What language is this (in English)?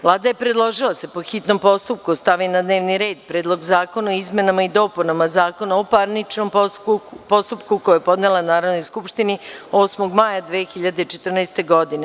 Serbian